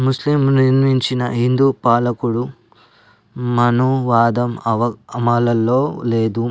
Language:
Telugu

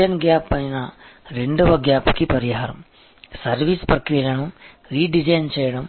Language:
Telugu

